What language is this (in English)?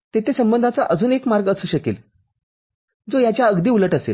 Marathi